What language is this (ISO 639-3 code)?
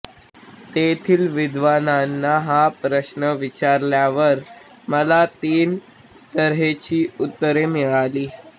mar